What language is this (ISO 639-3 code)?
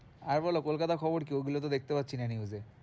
ben